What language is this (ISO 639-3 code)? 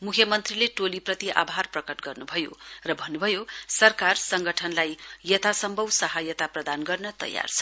nep